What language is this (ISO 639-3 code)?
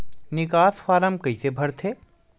hne